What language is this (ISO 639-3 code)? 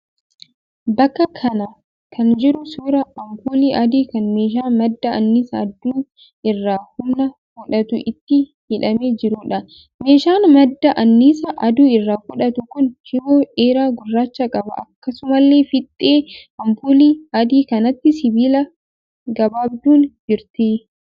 orm